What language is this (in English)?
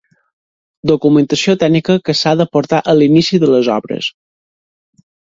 Catalan